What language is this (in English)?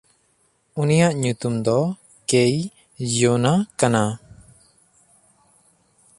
Santali